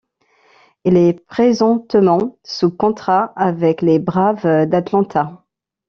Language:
French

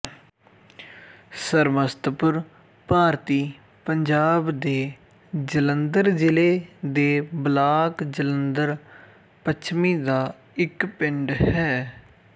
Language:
Punjabi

